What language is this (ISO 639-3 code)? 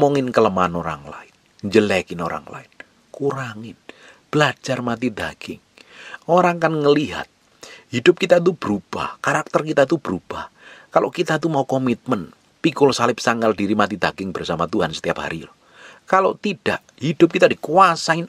ind